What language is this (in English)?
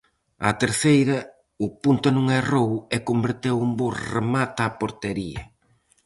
Galician